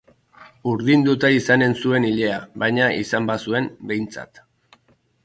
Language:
Basque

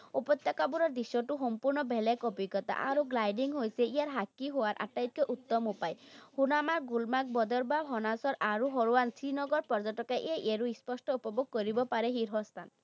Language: Assamese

